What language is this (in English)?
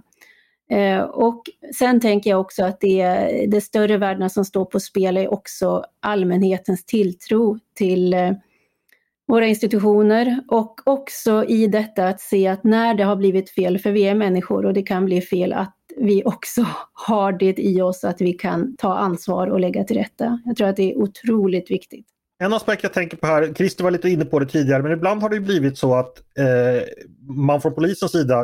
Swedish